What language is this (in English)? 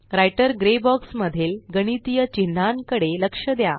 Marathi